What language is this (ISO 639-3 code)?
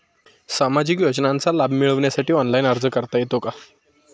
mar